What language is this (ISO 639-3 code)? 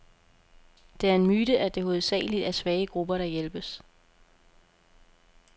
dan